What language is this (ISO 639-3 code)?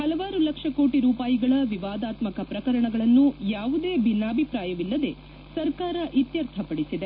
kan